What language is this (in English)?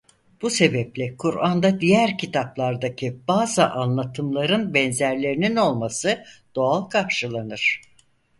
Turkish